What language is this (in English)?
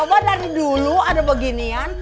Indonesian